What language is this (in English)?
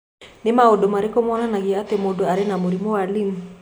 Kikuyu